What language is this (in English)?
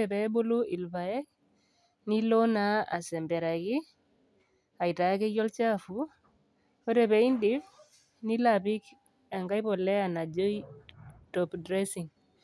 Masai